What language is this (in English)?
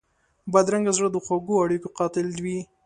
Pashto